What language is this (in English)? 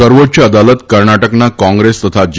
Gujarati